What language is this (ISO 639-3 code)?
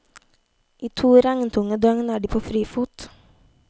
nor